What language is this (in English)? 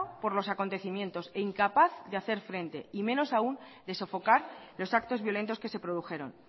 Spanish